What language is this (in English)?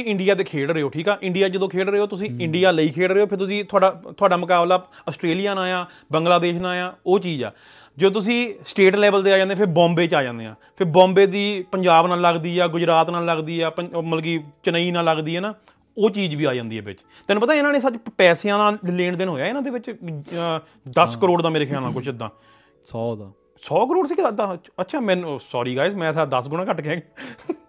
Punjabi